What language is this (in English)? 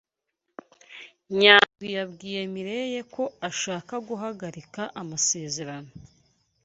Kinyarwanda